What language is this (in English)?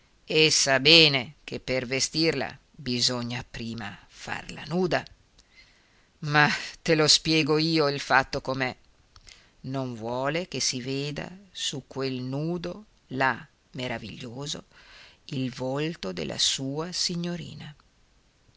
Italian